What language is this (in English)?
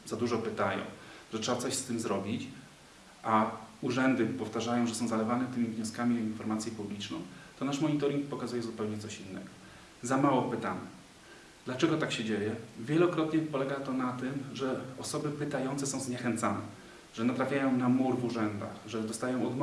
Polish